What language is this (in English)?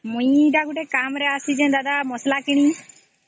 Odia